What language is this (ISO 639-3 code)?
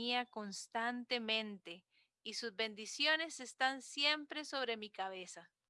spa